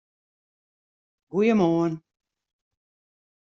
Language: Western Frisian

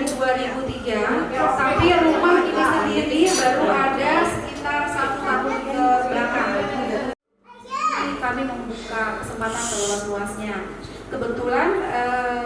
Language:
Indonesian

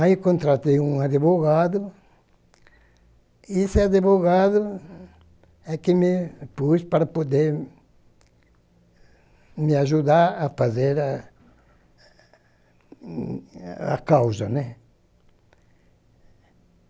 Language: Portuguese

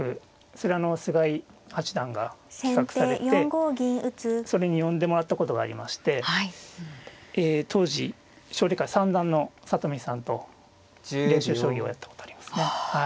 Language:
Japanese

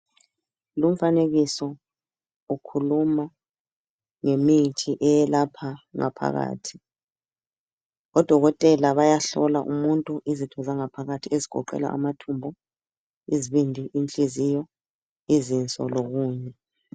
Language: North Ndebele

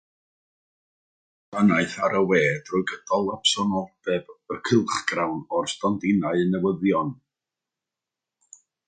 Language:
Welsh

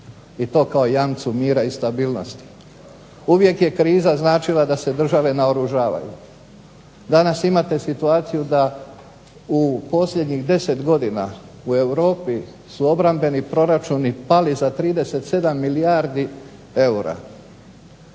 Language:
Croatian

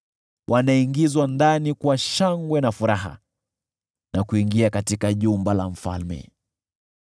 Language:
Swahili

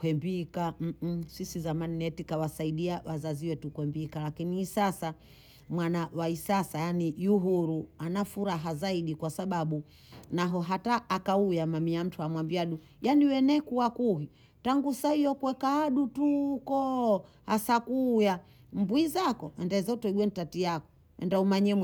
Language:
Bondei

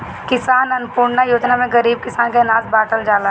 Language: Bhojpuri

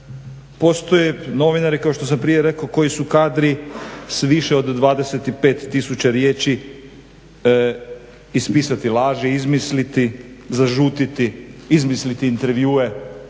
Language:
Croatian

